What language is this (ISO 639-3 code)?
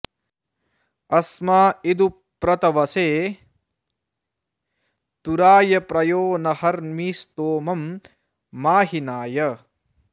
san